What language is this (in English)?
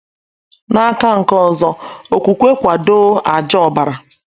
Igbo